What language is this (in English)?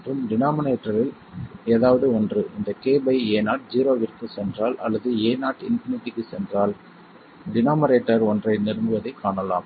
Tamil